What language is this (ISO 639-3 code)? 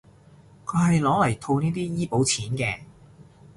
yue